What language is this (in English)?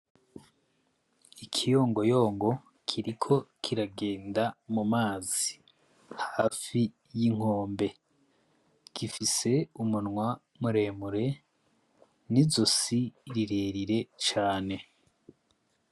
Rundi